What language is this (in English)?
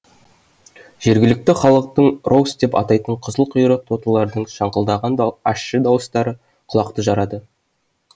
Kazakh